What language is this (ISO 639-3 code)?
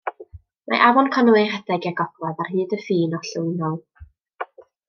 cym